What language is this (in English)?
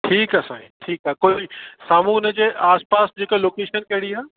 Sindhi